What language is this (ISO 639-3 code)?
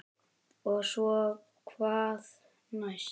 isl